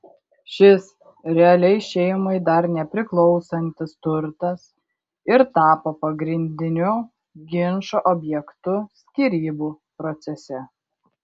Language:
Lithuanian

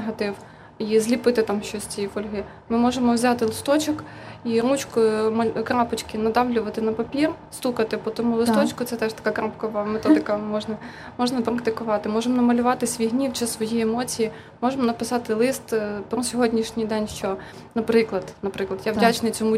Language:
Ukrainian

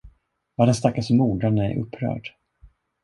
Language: Swedish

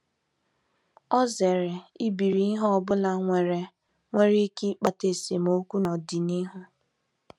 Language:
Igbo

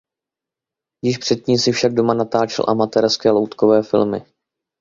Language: Czech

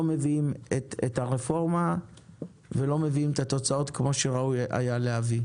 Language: Hebrew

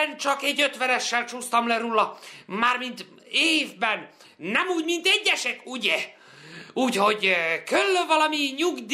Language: Hungarian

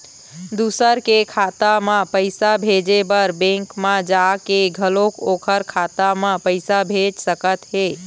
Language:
Chhattisgarhi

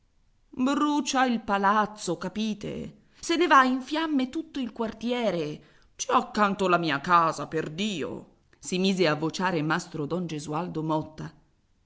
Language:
Italian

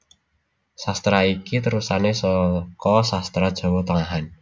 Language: Javanese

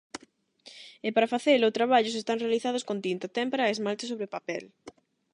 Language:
Galician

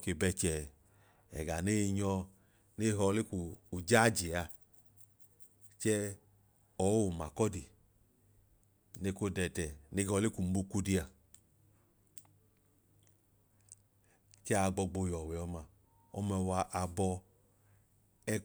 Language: Idoma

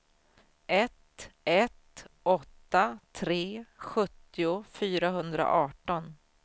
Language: Swedish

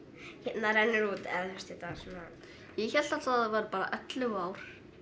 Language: Icelandic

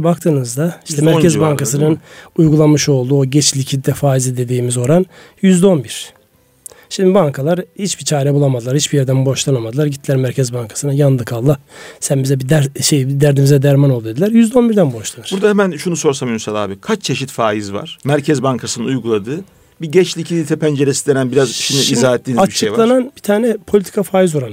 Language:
Turkish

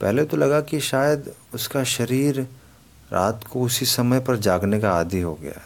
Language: Hindi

